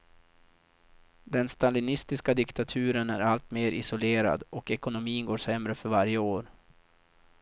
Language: Swedish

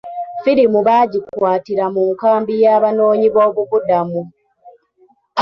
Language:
Ganda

